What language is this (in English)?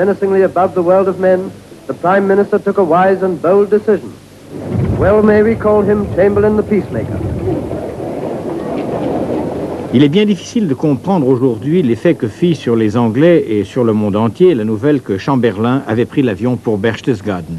French